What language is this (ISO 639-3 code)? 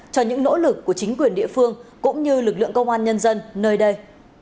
vie